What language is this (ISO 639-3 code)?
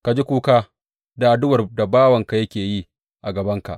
hau